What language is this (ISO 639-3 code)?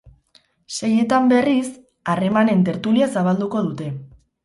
eus